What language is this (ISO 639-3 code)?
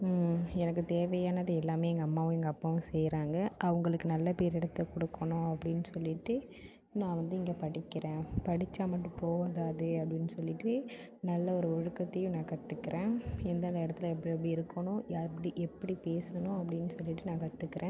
tam